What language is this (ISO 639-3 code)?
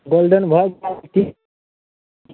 mai